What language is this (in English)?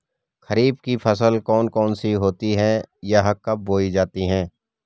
Hindi